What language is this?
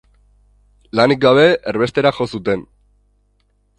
Basque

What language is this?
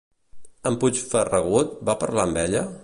Catalan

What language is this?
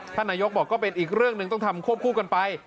Thai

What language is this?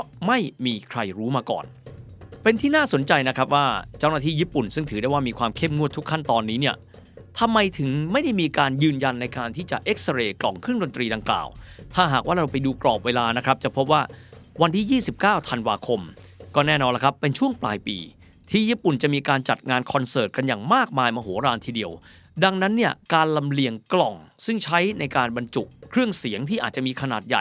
Thai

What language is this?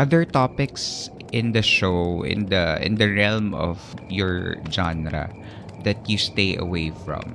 Filipino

